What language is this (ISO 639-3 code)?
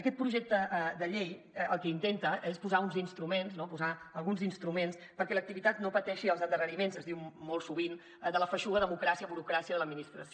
cat